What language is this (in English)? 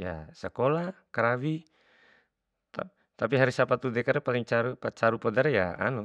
Bima